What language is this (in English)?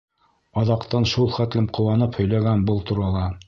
Bashkir